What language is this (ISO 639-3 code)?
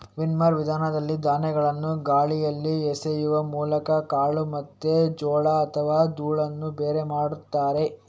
kan